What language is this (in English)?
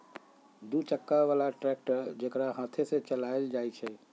Magahi